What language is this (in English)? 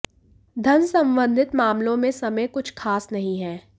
Hindi